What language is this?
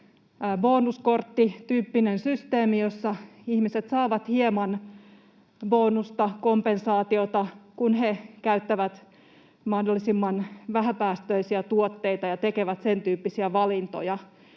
Finnish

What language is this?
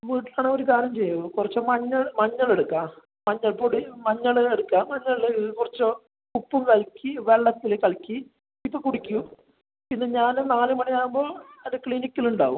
Malayalam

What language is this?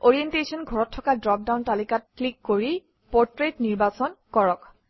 Assamese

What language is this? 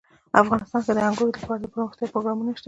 Pashto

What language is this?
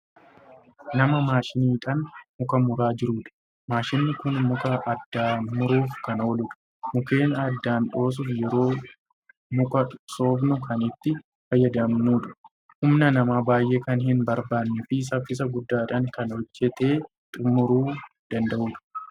Oromo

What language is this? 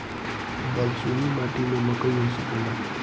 Bhojpuri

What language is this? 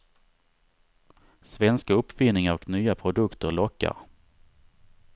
Swedish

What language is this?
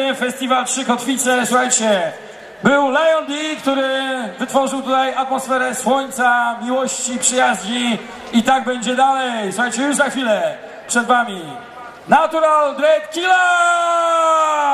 Polish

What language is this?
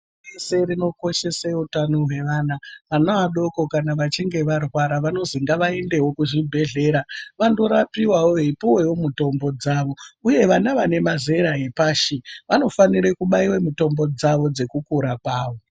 Ndau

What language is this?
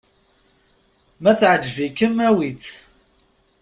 Kabyle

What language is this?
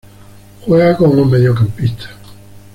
Spanish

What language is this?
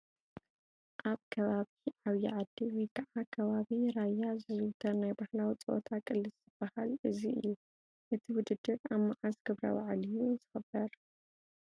Tigrinya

